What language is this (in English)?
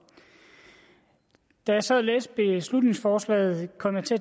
Danish